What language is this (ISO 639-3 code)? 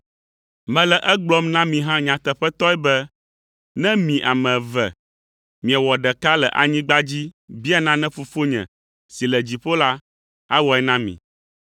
ewe